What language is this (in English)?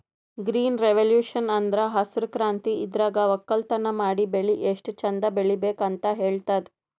Kannada